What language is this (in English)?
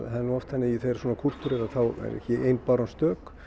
Icelandic